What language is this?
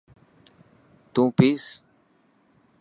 Dhatki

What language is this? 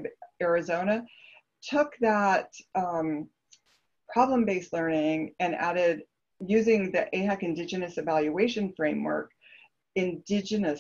English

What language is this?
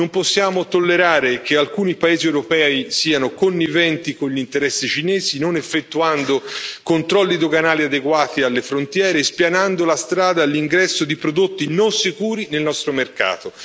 Italian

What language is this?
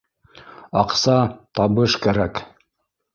Bashkir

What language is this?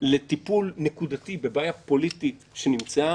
Hebrew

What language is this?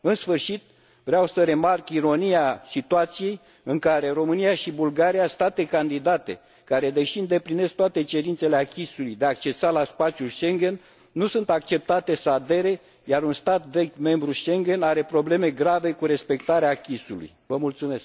Romanian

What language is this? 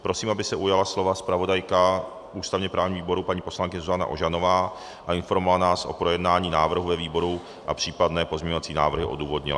Czech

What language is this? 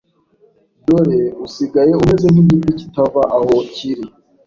Kinyarwanda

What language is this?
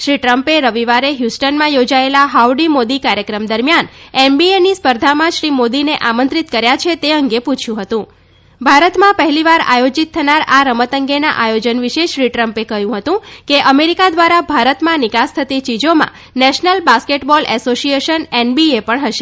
Gujarati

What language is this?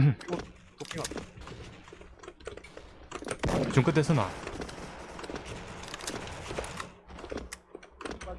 Korean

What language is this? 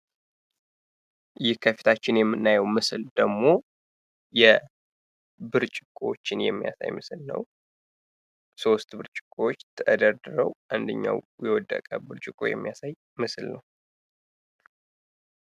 Amharic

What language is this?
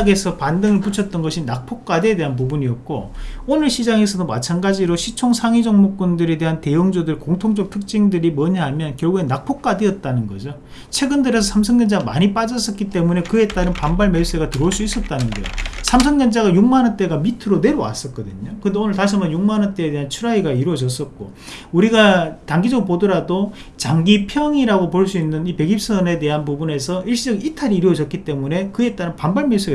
Korean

